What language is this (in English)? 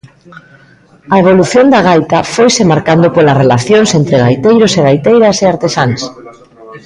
Galician